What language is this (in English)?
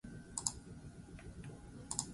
Basque